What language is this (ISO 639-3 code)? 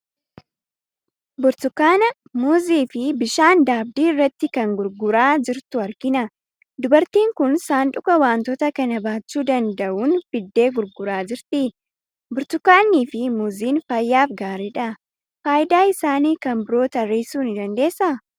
orm